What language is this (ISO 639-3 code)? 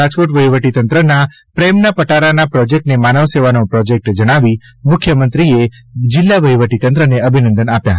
guj